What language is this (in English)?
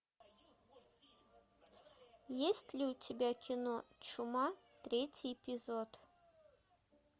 Russian